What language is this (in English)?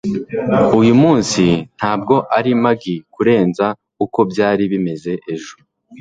Kinyarwanda